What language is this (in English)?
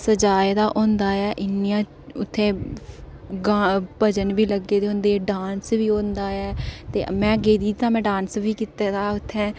Dogri